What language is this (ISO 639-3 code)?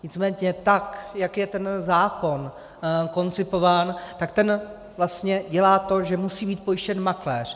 ces